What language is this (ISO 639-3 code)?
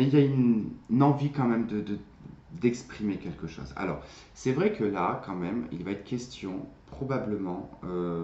fra